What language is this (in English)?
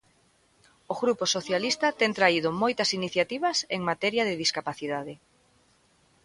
Galician